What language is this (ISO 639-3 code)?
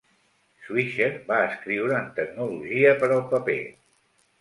cat